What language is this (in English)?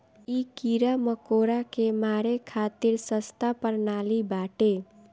Bhojpuri